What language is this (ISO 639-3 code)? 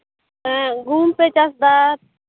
sat